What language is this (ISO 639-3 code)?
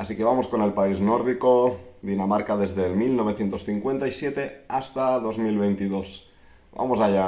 spa